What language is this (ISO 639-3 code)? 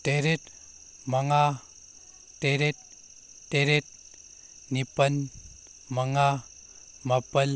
mni